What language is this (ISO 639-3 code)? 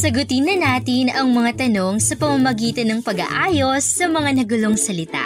fil